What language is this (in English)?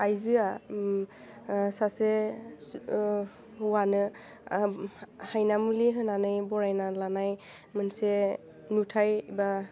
Bodo